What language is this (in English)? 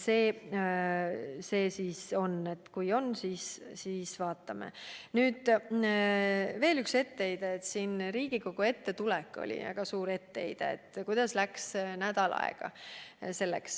Estonian